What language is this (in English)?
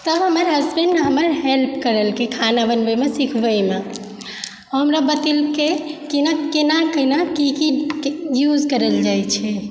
Maithili